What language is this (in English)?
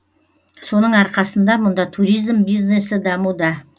Kazakh